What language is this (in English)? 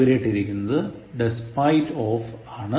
Malayalam